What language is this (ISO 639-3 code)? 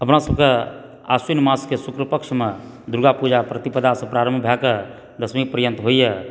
mai